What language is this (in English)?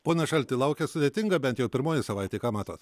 Lithuanian